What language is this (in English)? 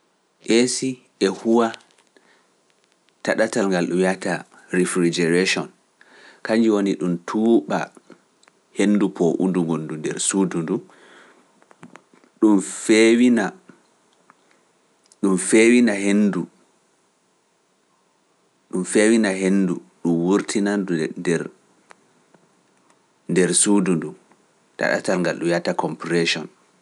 Pular